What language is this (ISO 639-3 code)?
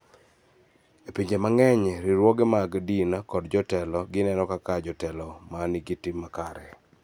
luo